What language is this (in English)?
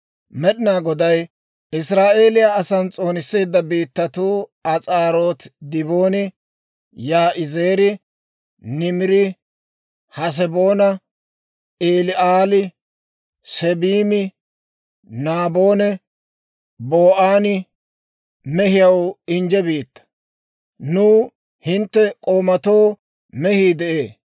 Dawro